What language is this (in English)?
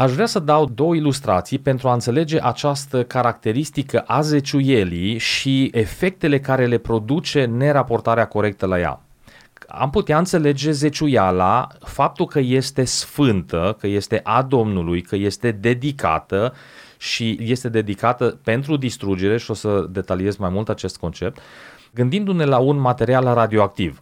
Romanian